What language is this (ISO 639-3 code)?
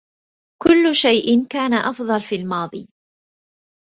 ara